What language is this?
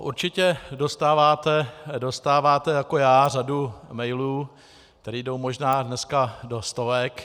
Czech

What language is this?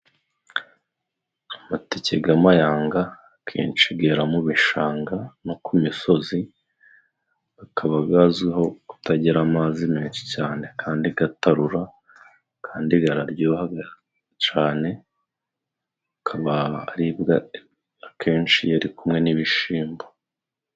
Kinyarwanda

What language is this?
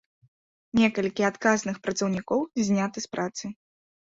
Belarusian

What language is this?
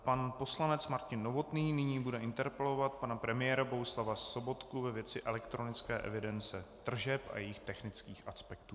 Czech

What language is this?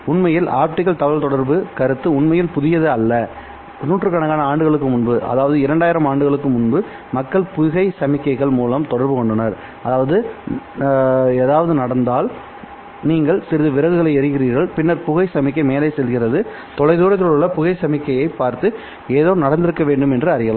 Tamil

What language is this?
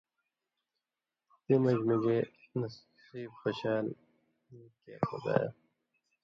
Indus Kohistani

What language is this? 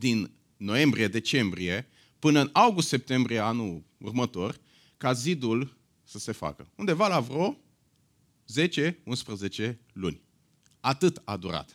Romanian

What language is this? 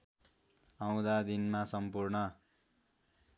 Nepali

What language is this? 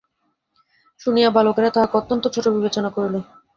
Bangla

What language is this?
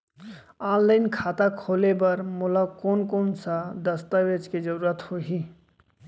Chhattisgarhi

